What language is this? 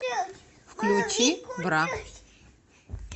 Russian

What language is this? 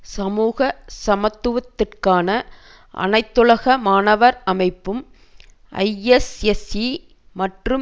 Tamil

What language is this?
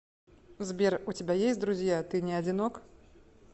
Russian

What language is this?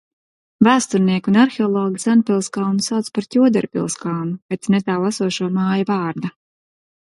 Latvian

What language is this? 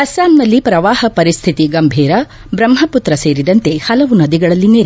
Kannada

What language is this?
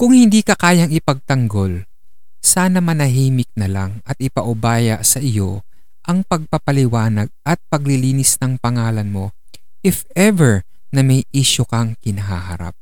Filipino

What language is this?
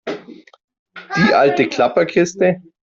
German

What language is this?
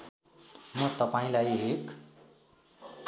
Nepali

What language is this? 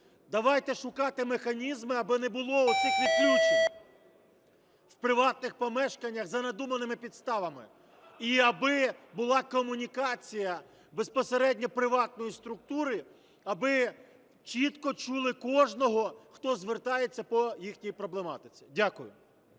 Ukrainian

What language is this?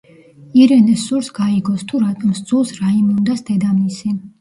Georgian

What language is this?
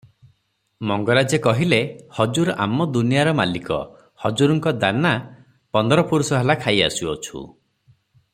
Odia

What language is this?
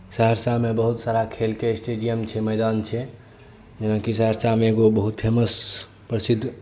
Maithili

